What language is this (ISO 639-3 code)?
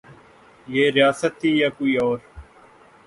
urd